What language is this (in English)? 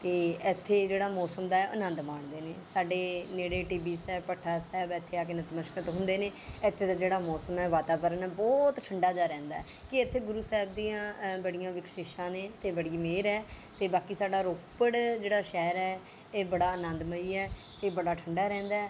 Punjabi